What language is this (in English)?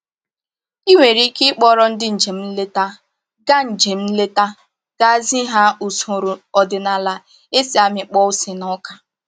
Igbo